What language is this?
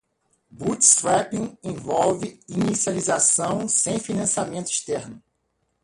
Portuguese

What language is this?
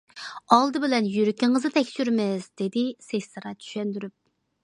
Uyghur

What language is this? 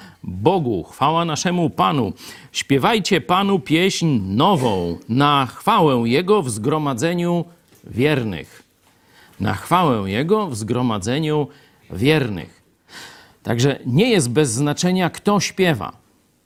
Polish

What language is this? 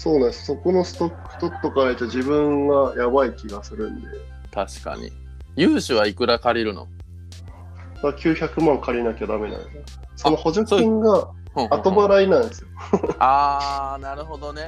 Japanese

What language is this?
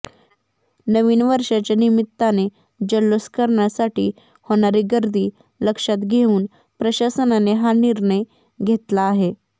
Marathi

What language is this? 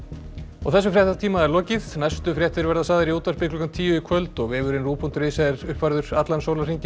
Icelandic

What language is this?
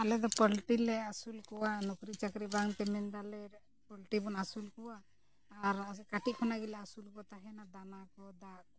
Santali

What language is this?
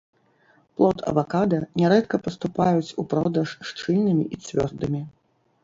Belarusian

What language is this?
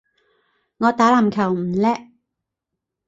Cantonese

